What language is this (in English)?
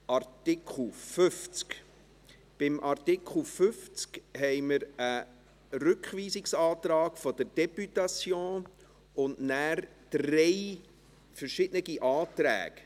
Swiss German